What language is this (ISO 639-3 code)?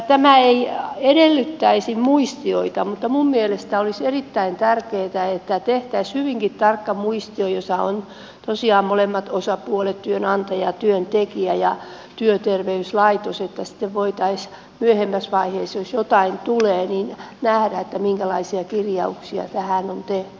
fin